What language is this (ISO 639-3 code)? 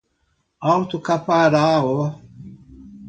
por